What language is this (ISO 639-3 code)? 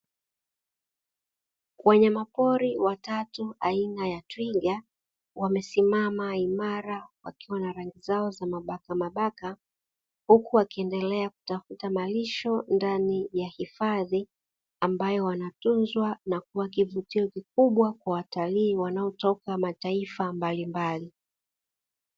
swa